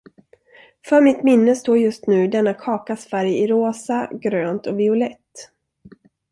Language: Swedish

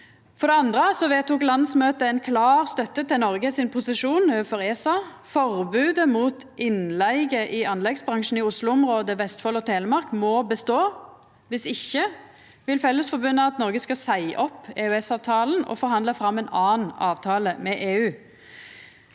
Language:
Norwegian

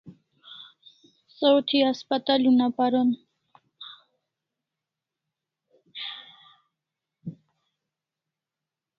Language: Kalasha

